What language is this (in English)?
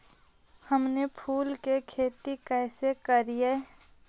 Magahi